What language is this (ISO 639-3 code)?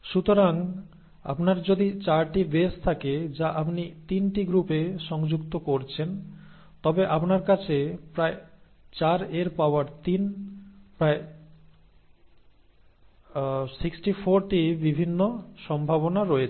ben